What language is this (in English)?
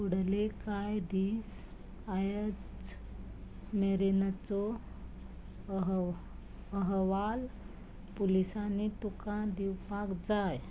Konkani